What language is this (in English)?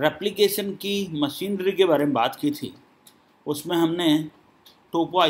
Hindi